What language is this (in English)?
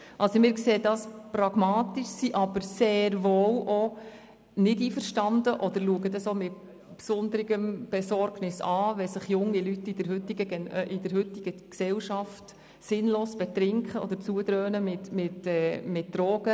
Swiss German